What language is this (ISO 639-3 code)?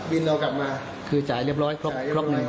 tha